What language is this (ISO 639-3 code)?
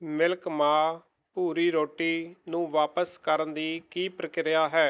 pan